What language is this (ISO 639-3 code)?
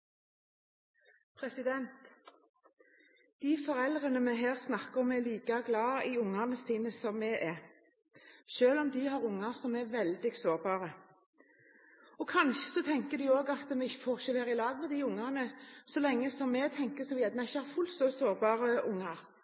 nor